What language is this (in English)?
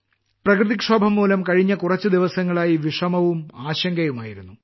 Malayalam